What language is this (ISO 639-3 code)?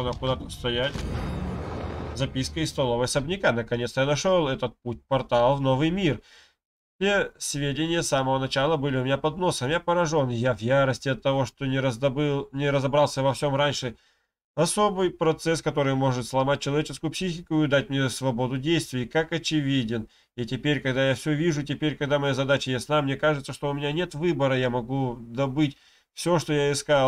rus